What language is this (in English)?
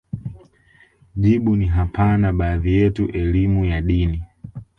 Swahili